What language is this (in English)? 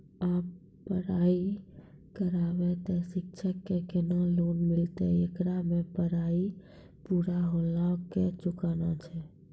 Maithili